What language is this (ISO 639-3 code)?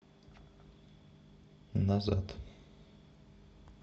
rus